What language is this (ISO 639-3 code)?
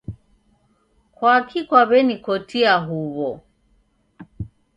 dav